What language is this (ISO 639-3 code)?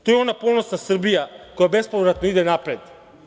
srp